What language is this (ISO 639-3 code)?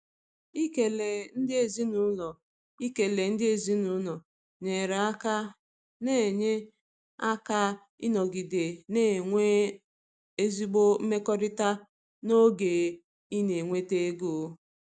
ibo